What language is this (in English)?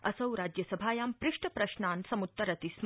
Sanskrit